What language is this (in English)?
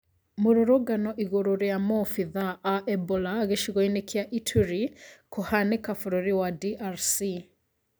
Kikuyu